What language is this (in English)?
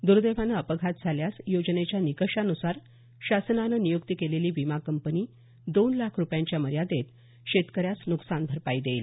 Marathi